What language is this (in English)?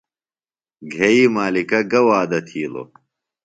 Phalura